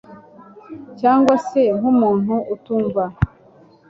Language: Kinyarwanda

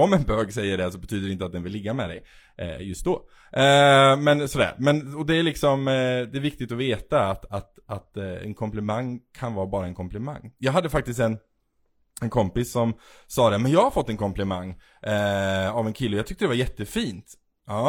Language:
Swedish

